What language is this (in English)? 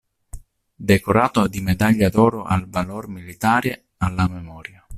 Italian